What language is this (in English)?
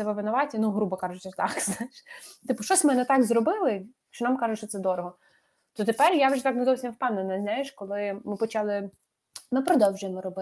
Ukrainian